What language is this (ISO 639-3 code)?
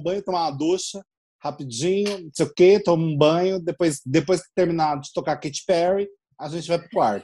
por